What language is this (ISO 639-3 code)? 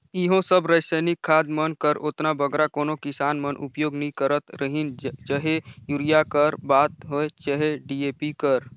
hne